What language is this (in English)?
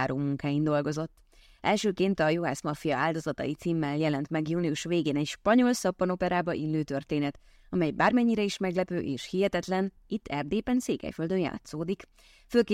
Hungarian